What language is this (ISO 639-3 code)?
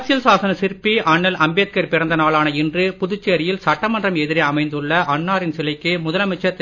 tam